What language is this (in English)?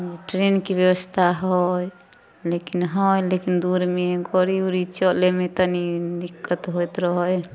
Maithili